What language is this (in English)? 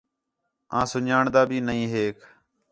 Khetrani